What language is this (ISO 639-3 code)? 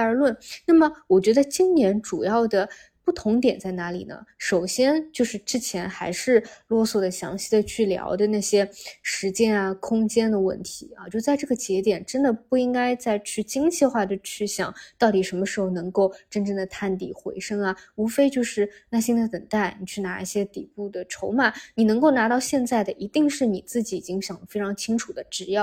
zho